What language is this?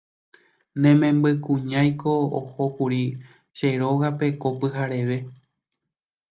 Guarani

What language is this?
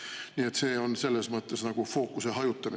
Estonian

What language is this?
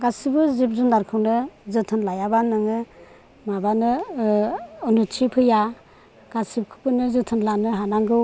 Bodo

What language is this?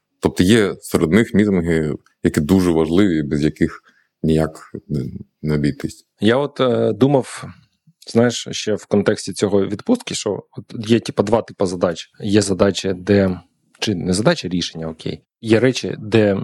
Ukrainian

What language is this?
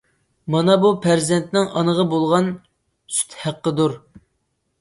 Uyghur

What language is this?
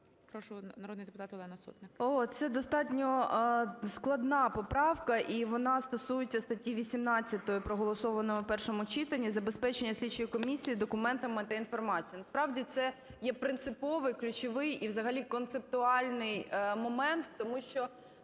Ukrainian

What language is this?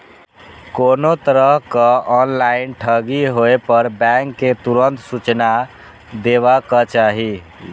Maithili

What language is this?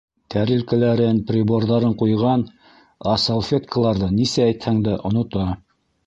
Bashkir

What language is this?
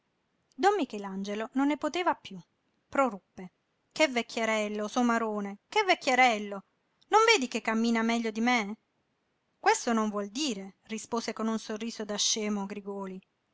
Italian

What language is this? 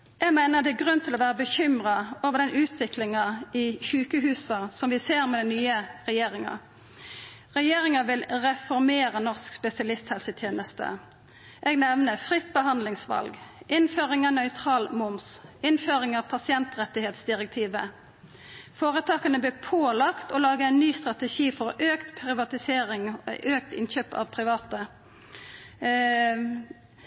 Norwegian Nynorsk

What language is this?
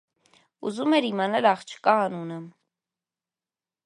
Armenian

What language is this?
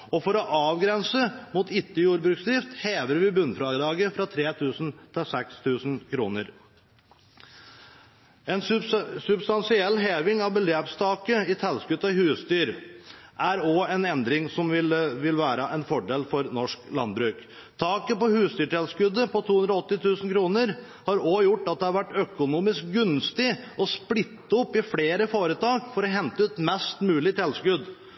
Norwegian Bokmål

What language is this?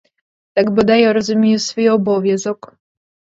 Ukrainian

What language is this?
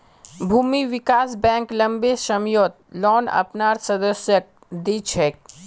Magahi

